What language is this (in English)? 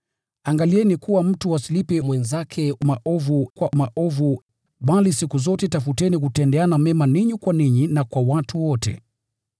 Swahili